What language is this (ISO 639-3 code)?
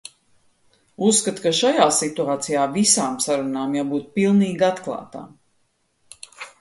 lav